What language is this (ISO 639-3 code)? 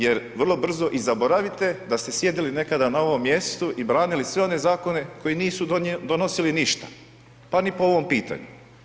hrv